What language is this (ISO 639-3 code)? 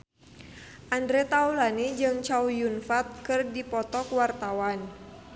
sun